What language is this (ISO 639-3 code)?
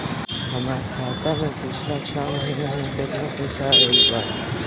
bho